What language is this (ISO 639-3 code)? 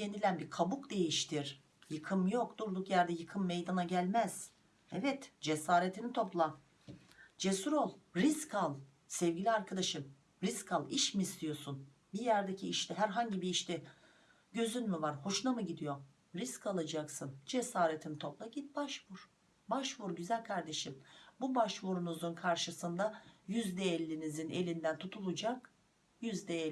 tur